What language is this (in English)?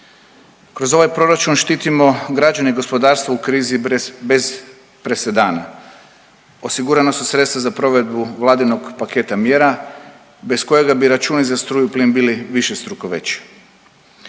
Croatian